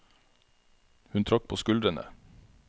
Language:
Norwegian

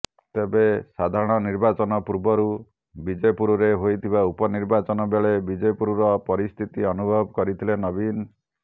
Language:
Odia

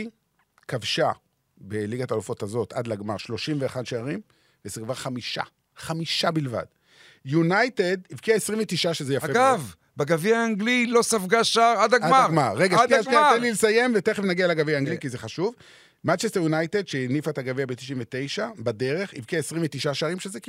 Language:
Hebrew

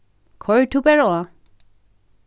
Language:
Faroese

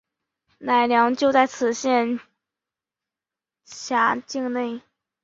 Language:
Chinese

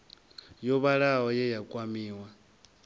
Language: Venda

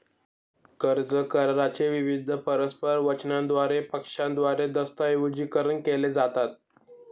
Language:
Marathi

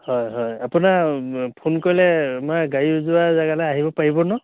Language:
Assamese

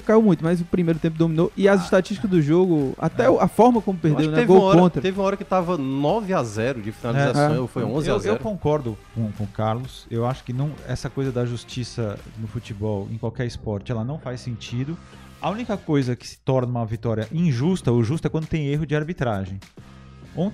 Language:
Portuguese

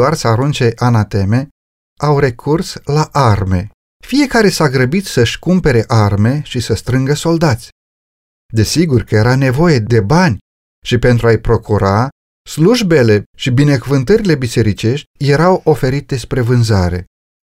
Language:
Romanian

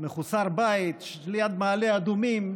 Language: Hebrew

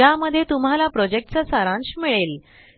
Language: Marathi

